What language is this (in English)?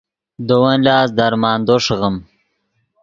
Yidgha